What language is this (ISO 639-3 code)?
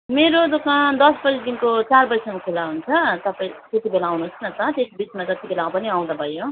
nep